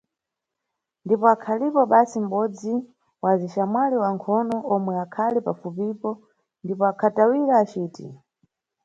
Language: Nyungwe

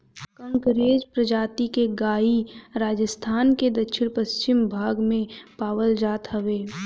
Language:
Bhojpuri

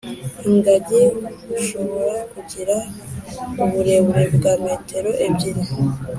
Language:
Kinyarwanda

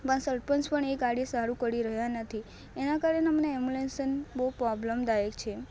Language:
Gujarati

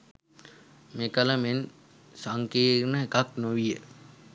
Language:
Sinhala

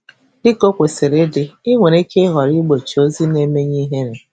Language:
Igbo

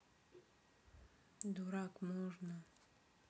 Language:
Russian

